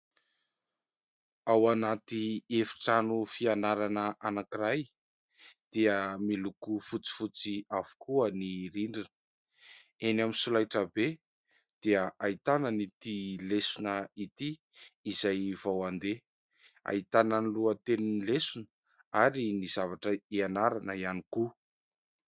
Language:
Malagasy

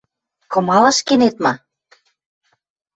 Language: Western Mari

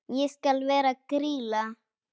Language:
Icelandic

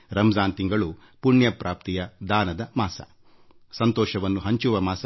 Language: Kannada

